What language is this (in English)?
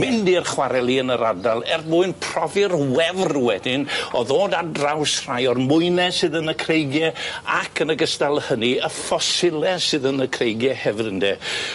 Welsh